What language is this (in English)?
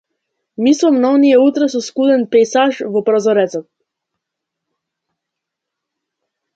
Macedonian